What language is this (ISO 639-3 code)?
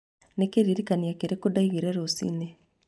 kik